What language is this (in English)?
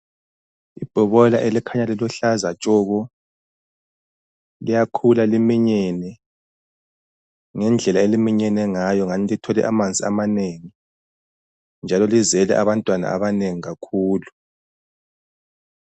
North Ndebele